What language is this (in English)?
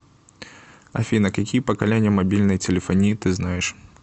Russian